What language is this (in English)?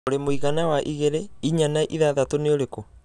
Kikuyu